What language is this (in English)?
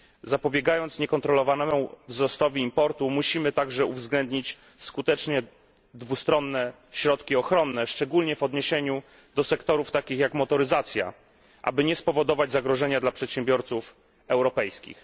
Polish